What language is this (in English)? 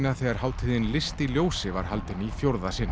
Icelandic